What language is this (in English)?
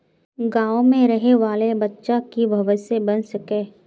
Magahi